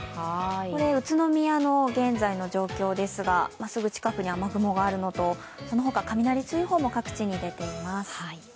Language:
Japanese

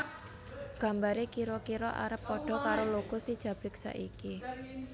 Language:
Javanese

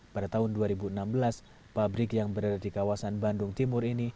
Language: Indonesian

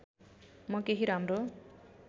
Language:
Nepali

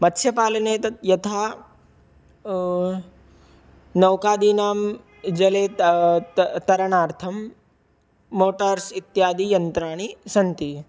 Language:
Sanskrit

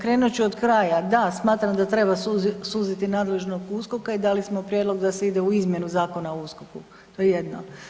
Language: Croatian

